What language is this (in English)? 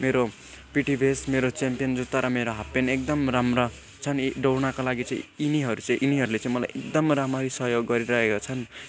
Nepali